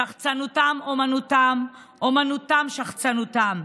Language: Hebrew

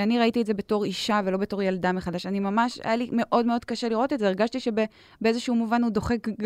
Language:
Hebrew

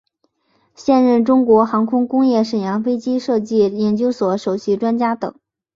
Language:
Chinese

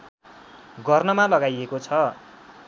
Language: Nepali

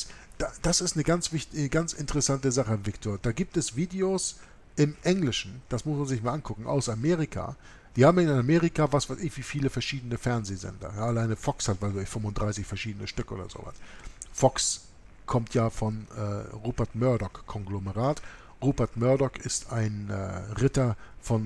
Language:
German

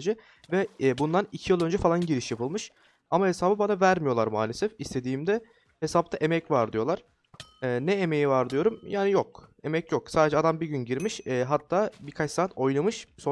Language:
Turkish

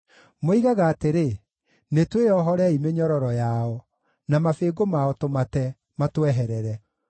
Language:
Kikuyu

